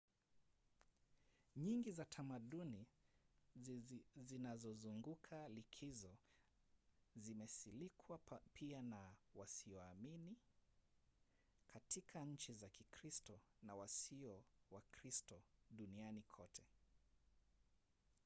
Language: Swahili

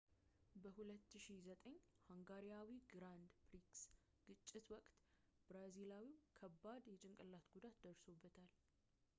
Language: Amharic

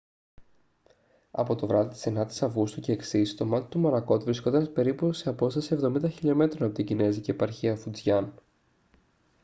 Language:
Greek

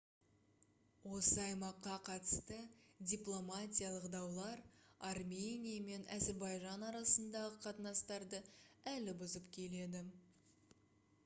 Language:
Kazakh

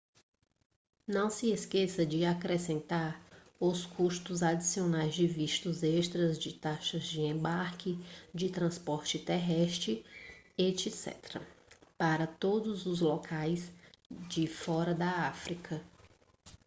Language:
Portuguese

